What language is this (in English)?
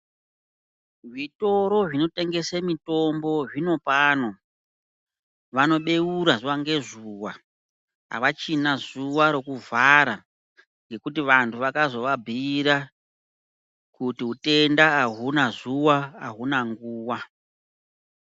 Ndau